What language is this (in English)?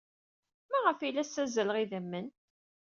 Kabyle